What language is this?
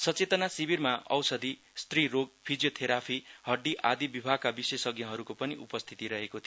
Nepali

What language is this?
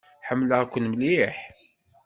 Kabyle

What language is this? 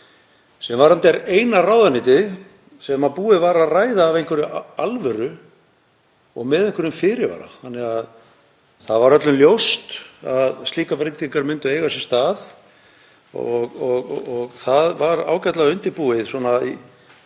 Icelandic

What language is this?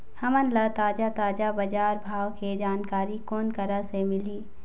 Chhattisgarhi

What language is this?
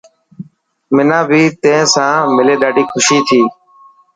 Dhatki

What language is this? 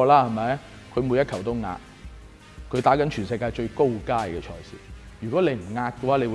Chinese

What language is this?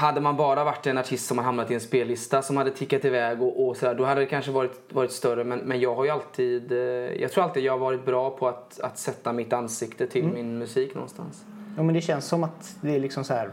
Swedish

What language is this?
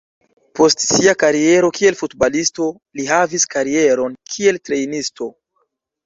Esperanto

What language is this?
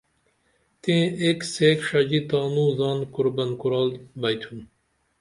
Dameli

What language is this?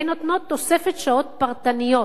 Hebrew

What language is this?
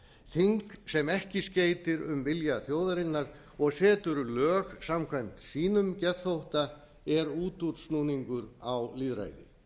Icelandic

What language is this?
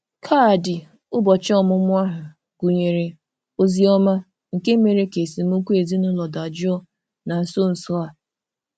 Igbo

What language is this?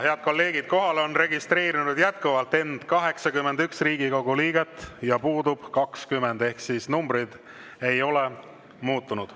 Estonian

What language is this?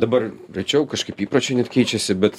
Lithuanian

